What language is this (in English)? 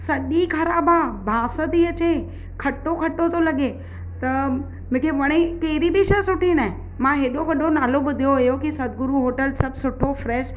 Sindhi